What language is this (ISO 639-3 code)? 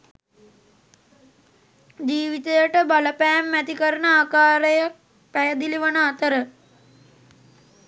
sin